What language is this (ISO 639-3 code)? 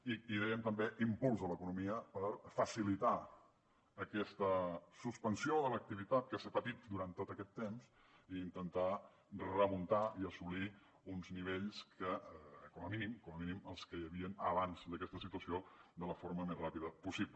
cat